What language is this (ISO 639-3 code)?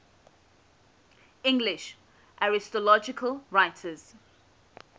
eng